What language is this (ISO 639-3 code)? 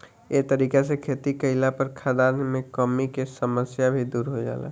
bho